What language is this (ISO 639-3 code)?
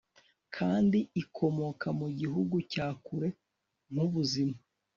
kin